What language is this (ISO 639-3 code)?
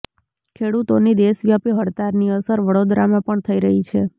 guj